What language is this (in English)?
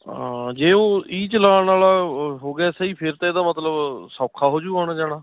Punjabi